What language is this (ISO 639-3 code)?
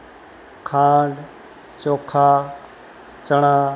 guj